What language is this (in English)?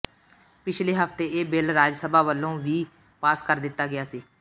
Punjabi